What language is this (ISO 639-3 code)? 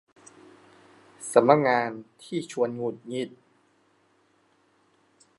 tha